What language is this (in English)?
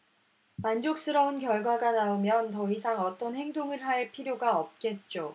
Korean